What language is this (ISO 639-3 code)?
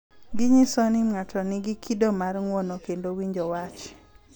luo